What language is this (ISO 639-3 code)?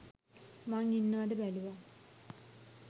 sin